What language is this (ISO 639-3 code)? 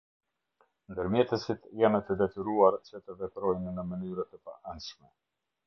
sqi